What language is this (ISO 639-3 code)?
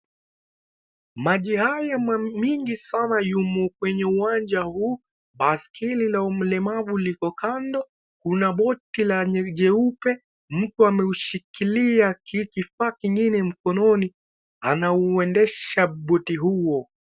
swa